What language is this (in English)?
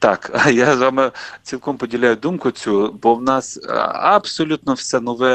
Ukrainian